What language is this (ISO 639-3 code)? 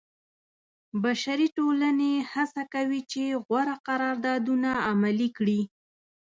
pus